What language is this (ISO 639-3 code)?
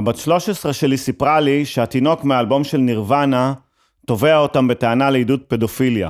heb